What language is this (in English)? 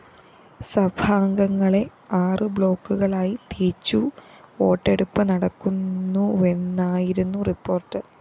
Malayalam